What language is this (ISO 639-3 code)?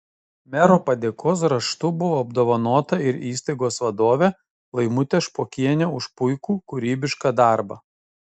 lit